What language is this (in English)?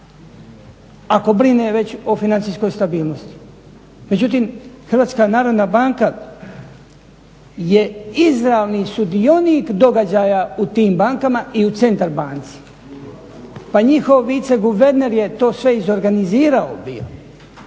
Croatian